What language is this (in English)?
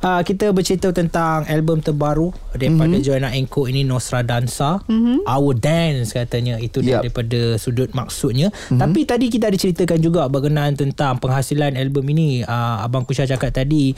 Malay